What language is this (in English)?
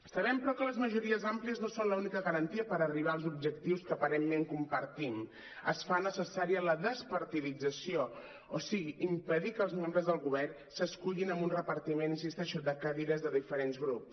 Catalan